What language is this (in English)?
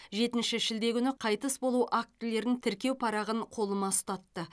Kazakh